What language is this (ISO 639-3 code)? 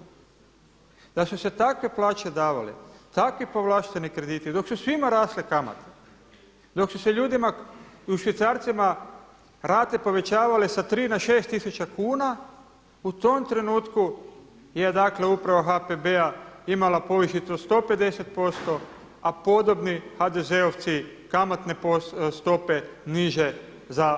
hrv